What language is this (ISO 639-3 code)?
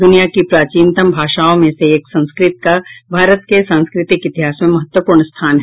hin